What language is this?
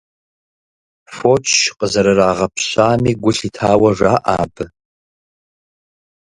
Kabardian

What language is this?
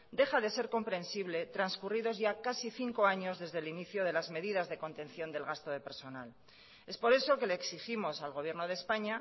Spanish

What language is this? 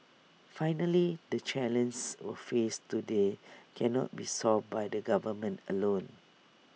English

